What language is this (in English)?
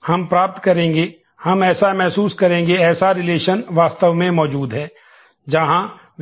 Hindi